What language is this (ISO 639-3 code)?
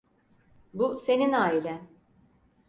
tur